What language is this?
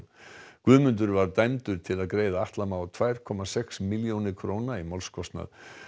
Icelandic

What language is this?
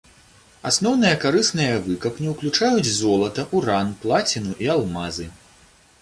Belarusian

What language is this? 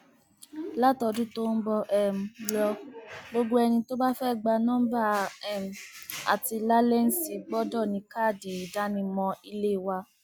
Yoruba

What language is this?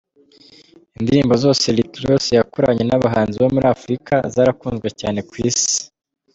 Kinyarwanda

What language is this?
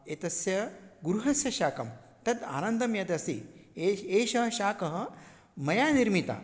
Sanskrit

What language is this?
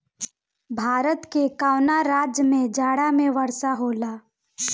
Bhojpuri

